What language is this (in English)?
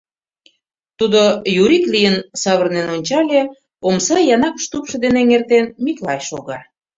Mari